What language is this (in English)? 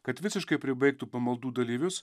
Lithuanian